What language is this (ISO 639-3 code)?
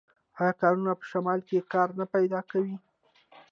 pus